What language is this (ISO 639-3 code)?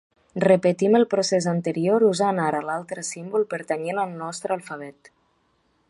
cat